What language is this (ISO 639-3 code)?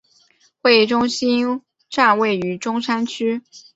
zho